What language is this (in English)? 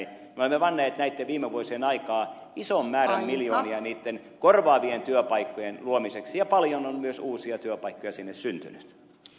Finnish